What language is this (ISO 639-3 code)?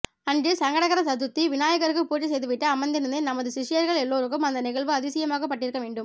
tam